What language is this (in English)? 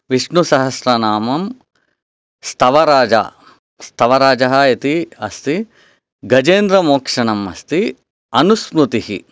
Sanskrit